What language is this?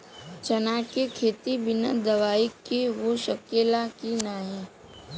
Bhojpuri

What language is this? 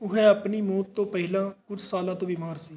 Punjabi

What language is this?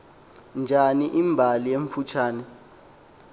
Xhosa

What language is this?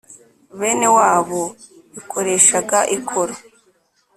Kinyarwanda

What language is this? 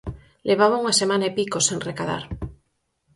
Galician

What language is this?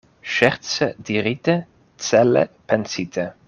Esperanto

